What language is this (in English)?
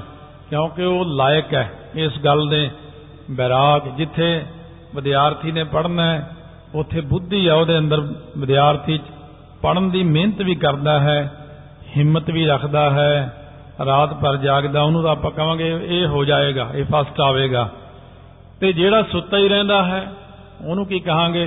Punjabi